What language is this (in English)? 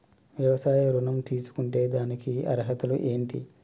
Telugu